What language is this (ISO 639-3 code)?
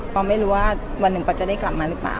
tha